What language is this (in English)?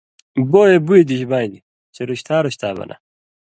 Indus Kohistani